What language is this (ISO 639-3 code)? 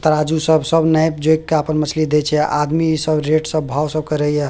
mai